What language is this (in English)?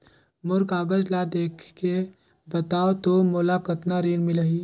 Chhattisgarhi